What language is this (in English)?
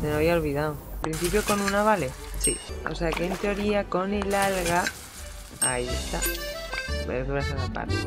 Spanish